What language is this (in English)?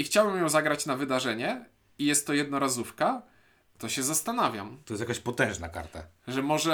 Polish